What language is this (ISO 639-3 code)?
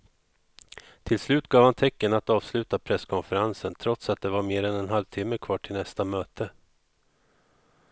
swe